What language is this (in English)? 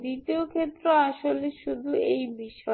Bangla